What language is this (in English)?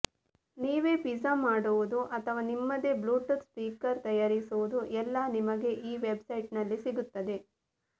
Kannada